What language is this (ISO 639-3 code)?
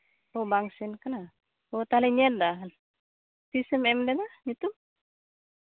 sat